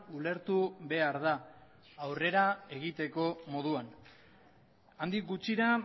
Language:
Basque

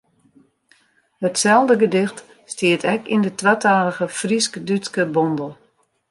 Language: Western Frisian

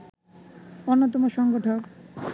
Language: Bangla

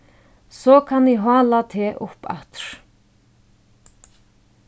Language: Faroese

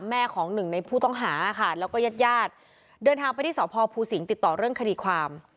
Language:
Thai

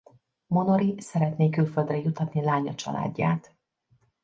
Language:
Hungarian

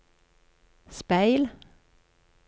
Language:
Norwegian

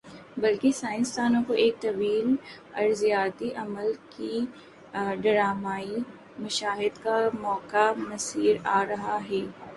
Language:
Urdu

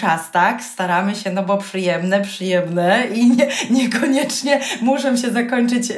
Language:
Polish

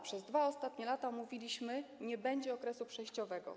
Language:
Polish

